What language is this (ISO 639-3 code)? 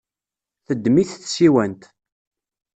kab